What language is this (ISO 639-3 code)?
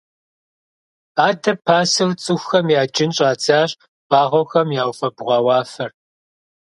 kbd